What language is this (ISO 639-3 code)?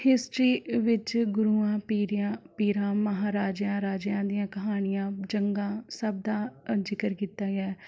pan